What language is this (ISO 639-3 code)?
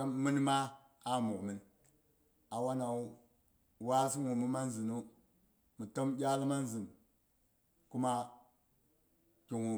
bux